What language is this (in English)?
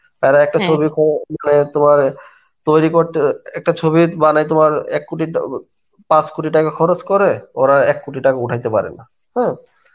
Bangla